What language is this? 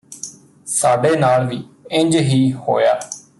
Punjabi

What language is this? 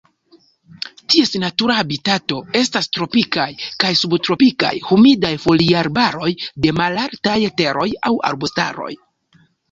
Esperanto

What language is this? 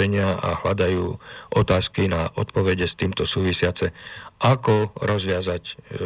Slovak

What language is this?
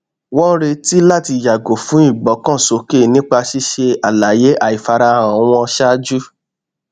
Yoruba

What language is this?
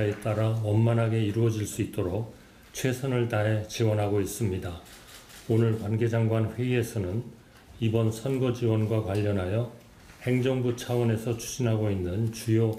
Korean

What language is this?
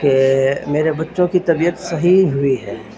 Urdu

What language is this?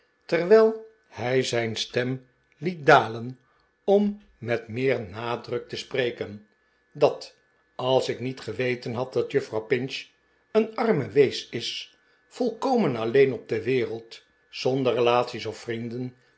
Dutch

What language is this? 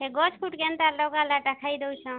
Odia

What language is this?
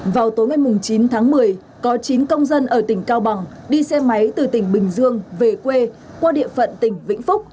Vietnamese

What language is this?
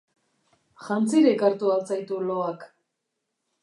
Basque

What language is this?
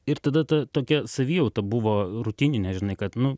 Lithuanian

